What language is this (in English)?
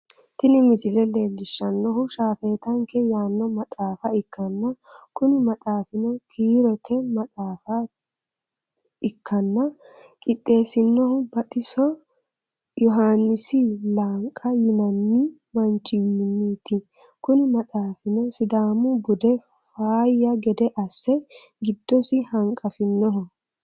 Sidamo